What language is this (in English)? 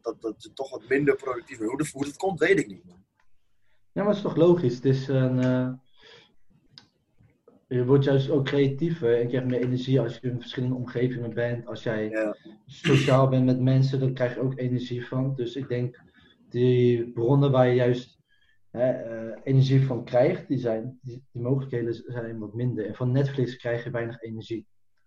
Dutch